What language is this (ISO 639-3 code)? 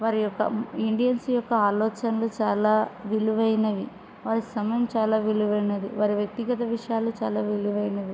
tel